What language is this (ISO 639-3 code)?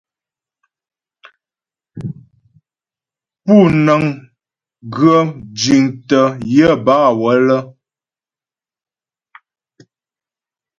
bbj